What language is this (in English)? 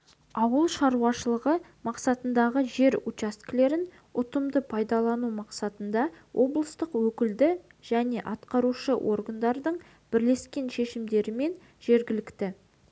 Kazakh